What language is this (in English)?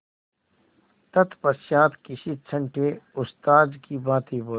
Hindi